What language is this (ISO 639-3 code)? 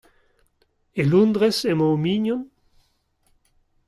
bre